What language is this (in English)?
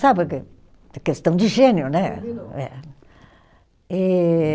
Portuguese